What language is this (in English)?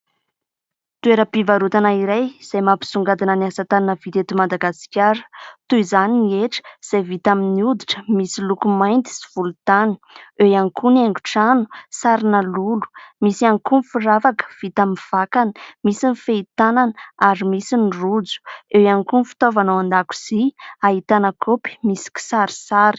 Malagasy